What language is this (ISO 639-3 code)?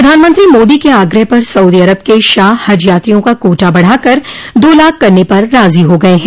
hin